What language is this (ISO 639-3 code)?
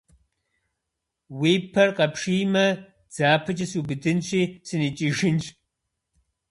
kbd